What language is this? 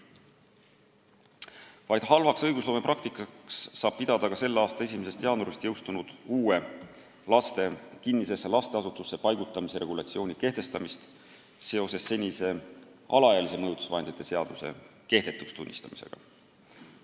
Estonian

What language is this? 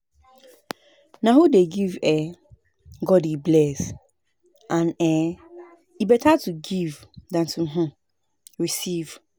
Nigerian Pidgin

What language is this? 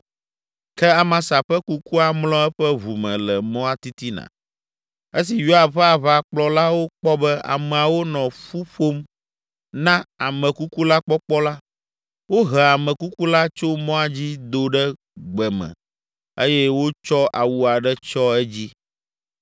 Ewe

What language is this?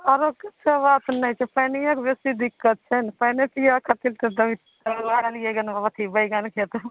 Maithili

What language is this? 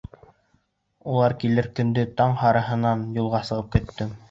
Bashkir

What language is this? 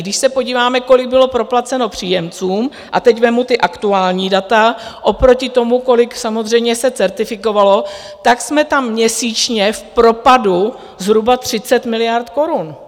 Czech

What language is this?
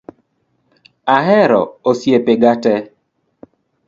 Luo (Kenya and Tanzania)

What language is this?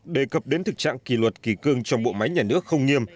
Vietnamese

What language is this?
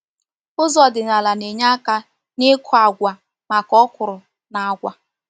Igbo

